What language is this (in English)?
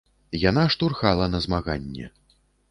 Belarusian